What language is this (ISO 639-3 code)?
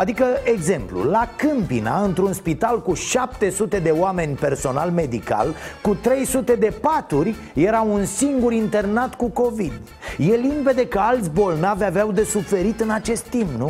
ron